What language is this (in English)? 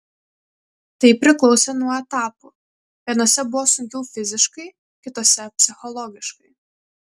Lithuanian